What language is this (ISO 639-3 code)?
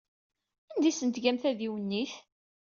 kab